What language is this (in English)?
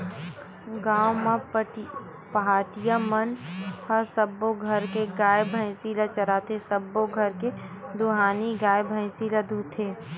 Chhattisgarhi